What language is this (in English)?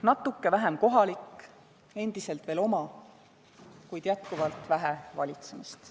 Estonian